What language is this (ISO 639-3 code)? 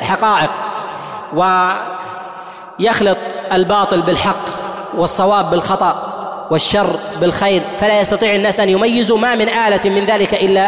ara